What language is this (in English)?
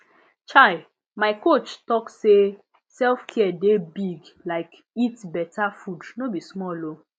Nigerian Pidgin